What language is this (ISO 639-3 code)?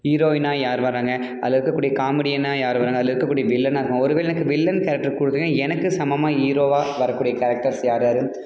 tam